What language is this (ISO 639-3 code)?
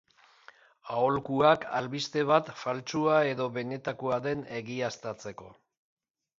eus